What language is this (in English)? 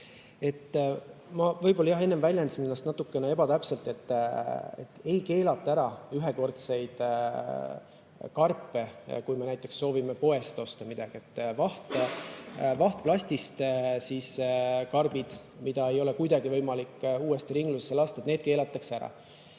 Estonian